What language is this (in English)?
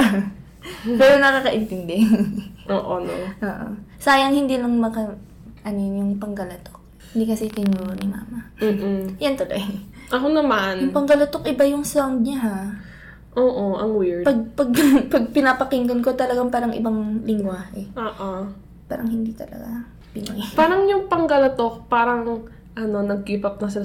Filipino